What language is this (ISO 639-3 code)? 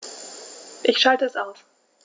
deu